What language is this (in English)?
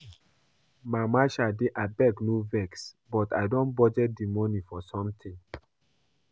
Nigerian Pidgin